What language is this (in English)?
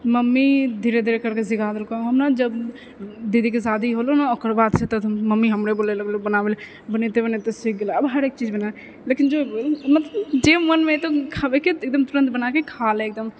Maithili